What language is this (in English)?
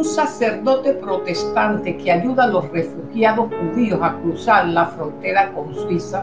Spanish